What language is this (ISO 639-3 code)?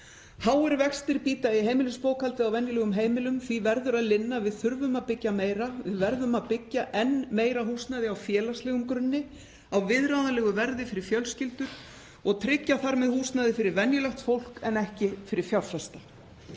isl